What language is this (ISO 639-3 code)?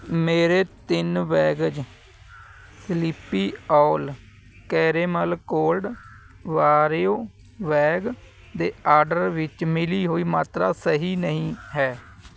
pan